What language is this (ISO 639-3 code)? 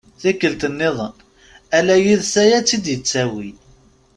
kab